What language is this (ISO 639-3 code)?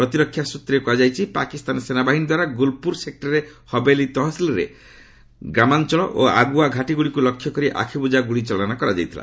ori